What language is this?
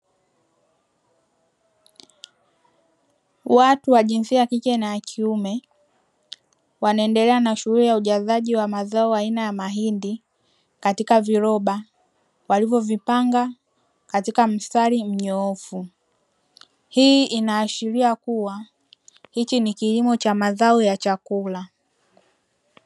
Swahili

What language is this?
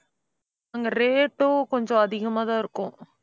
Tamil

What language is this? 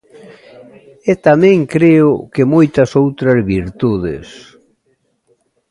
Galician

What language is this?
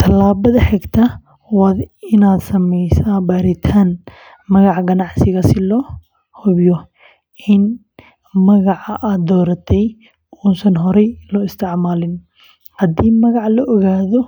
Somali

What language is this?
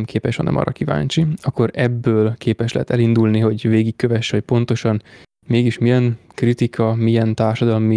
Hungarian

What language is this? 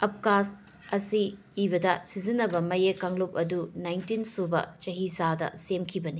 Manipuri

